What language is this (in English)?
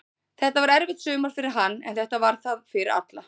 Icelandic